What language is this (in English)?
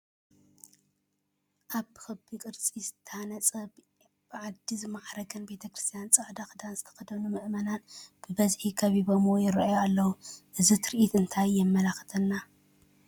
Tigrinya